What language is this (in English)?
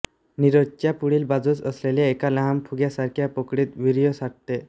Marathi